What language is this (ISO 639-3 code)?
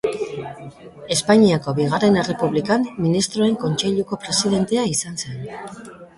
eus